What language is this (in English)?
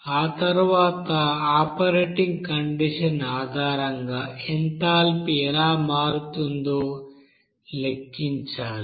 Telugu